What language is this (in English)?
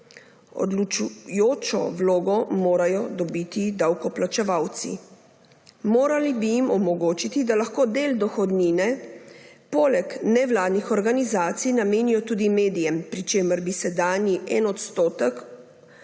Slovenian